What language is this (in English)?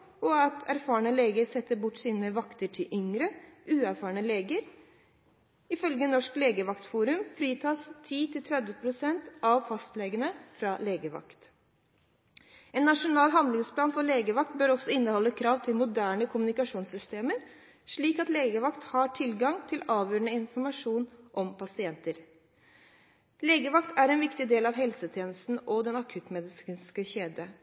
Norwegian Bokmål